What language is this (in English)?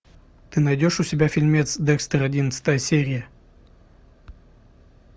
Russian